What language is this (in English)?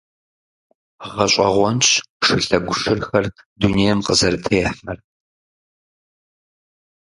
Kabardian